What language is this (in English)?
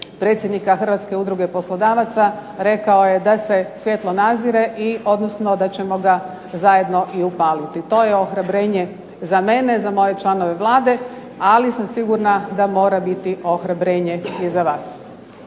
Croatian